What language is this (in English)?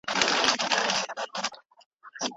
Pashto